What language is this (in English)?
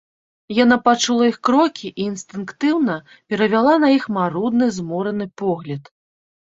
Belarusian